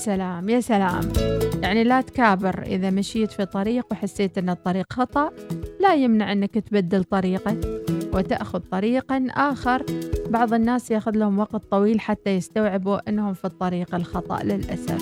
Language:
Arabic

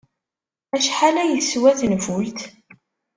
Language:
Kabyle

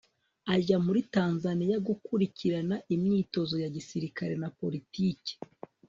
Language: Kinyarwanda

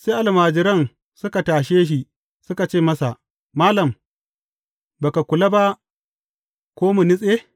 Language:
Hausa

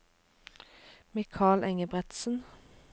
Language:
Norwegian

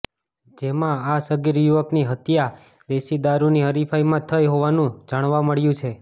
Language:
Gujarati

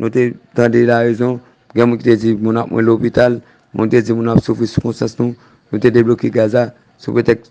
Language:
French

